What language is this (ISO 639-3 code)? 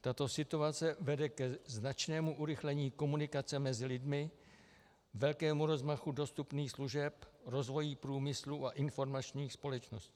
ces